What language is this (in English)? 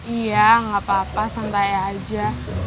Indonesian